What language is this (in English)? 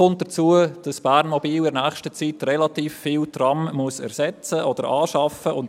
Swiss German